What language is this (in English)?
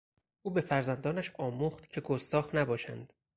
Persian